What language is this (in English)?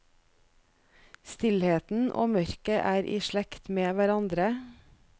Norwegian